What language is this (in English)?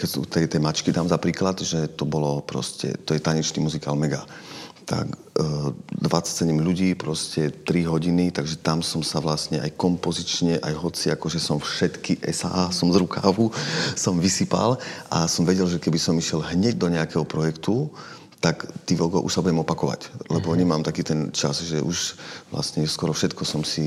Slovak